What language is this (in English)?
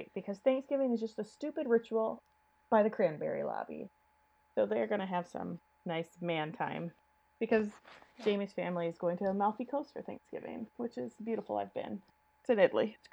English